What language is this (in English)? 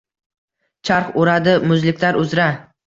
Uzbek